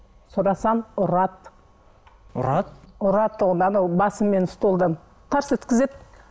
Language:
Kazakh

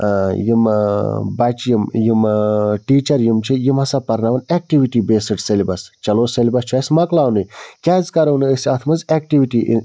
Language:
Kashmiri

